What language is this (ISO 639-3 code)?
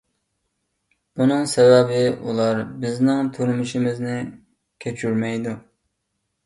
uig